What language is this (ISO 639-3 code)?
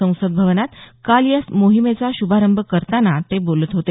mar